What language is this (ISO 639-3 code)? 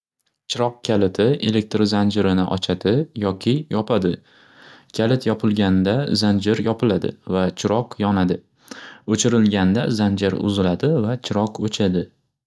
uzb